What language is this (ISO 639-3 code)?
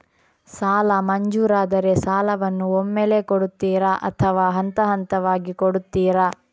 kan